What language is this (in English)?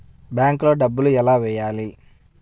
Telugu